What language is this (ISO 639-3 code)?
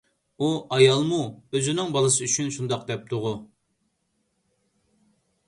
uig